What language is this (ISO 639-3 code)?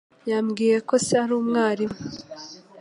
kin